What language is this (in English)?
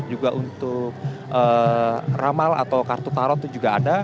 Indonesian